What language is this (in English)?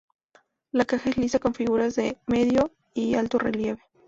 Spanish